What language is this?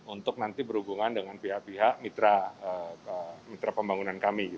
Indonesian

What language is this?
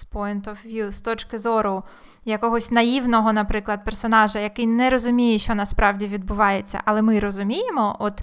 Ukrainian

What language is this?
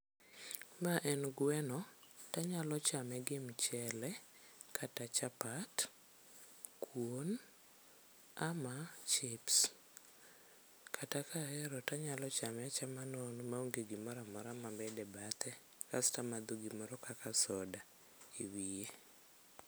Luo (Kenya and Tanzania)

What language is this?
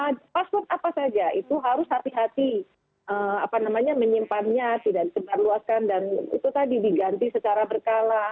Indonesian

